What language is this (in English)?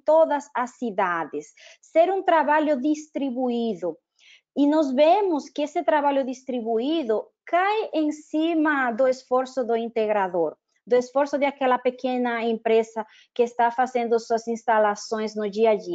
Portuguese